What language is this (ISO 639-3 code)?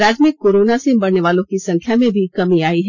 hin